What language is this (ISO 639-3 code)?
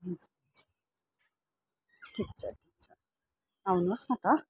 nep